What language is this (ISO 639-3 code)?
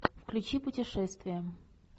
rus